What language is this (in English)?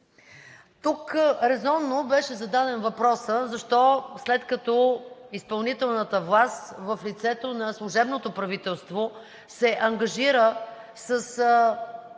Bulgarian